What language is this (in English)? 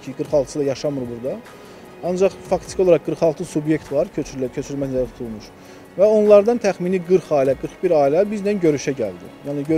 Turkish